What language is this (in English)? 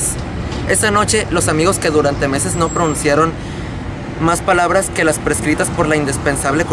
Spanish